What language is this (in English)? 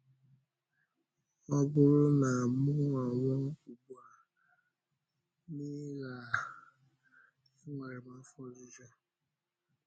Igbo